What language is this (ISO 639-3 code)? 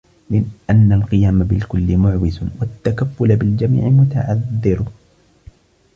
ara